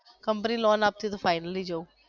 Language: Gujarati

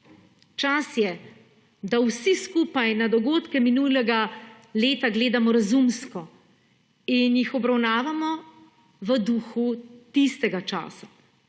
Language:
Slovenian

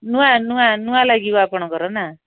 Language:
Odia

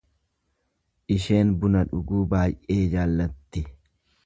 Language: Oromo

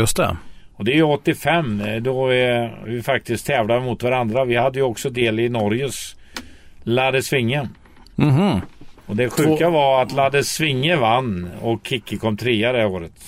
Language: Swedish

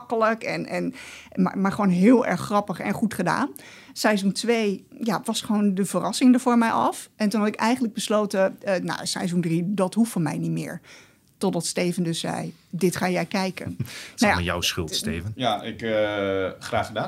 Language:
Dutch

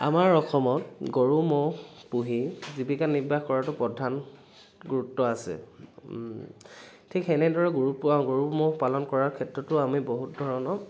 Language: Assamese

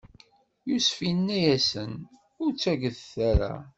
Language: Kabyle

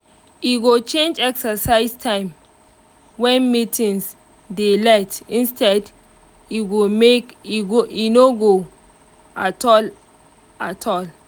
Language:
Nigerian Pidgin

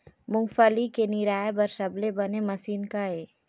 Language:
Chhattisgarhi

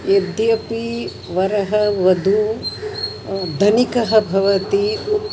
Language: Sanskrit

